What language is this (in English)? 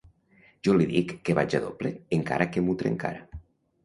Catalan